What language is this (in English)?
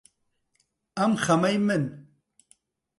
Central Kurdish